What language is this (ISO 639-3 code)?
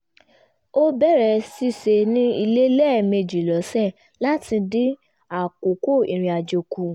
yor